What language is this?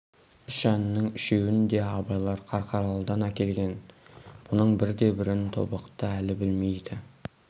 Kazakh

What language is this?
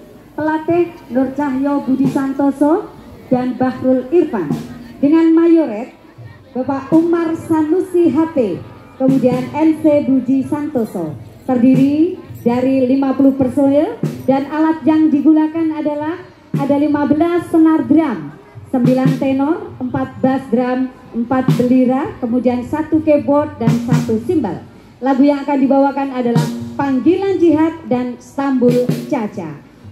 Indonesian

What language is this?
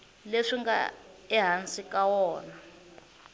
Tsonga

